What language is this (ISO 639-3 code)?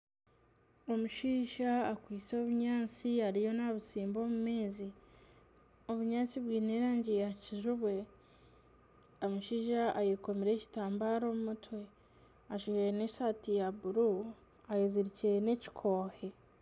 nyn